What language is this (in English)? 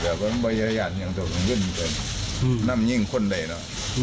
Thai